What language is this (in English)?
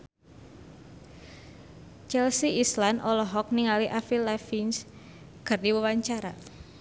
Sundanese